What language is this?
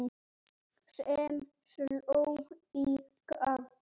Icelandic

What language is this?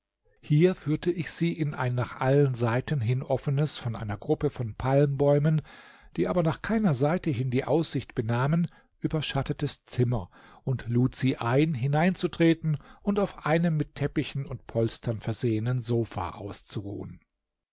German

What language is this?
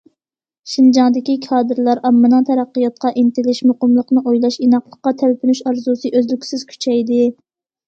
Uyghur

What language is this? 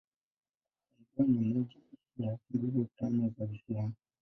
Swahili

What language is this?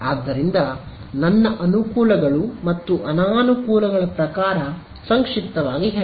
Kannada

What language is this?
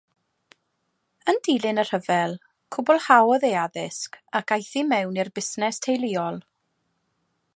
Welsh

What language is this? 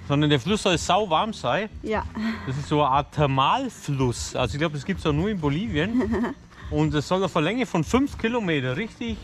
German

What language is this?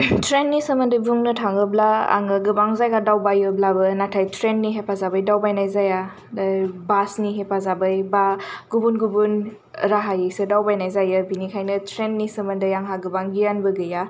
Bodo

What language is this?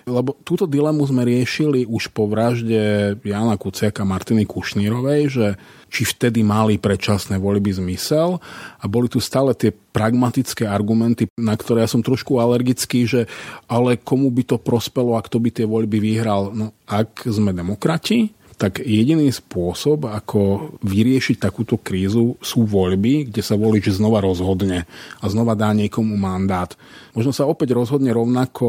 Slovak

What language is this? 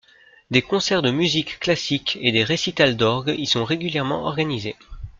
French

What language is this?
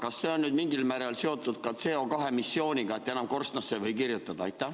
Estonian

